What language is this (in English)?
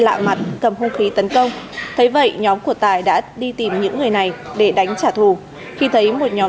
Vietnamese